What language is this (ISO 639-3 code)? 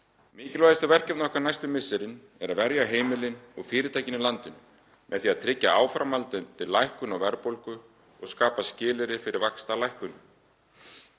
isl